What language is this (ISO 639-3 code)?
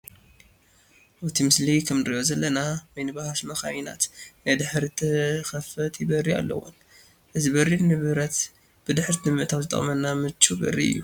tir